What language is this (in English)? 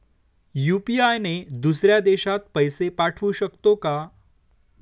Marathi